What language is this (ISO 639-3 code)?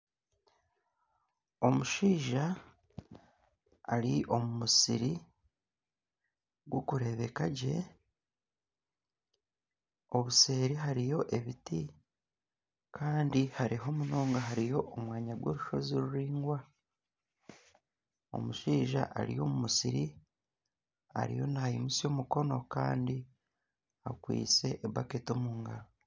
nyn